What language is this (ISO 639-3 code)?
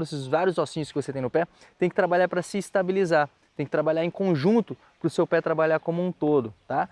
por